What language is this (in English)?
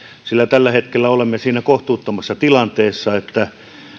Finnish